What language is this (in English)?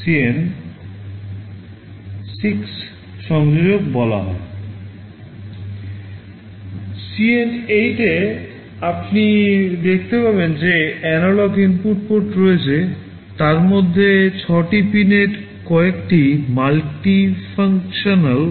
Bangla